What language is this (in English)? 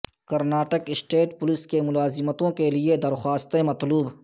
Urdu